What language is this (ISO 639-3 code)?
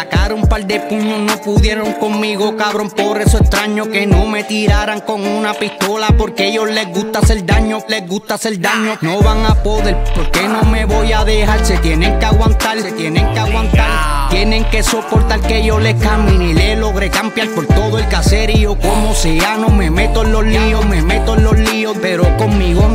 pol